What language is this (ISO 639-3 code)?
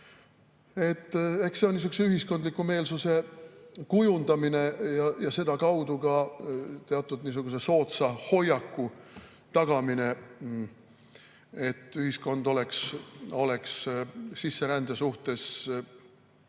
est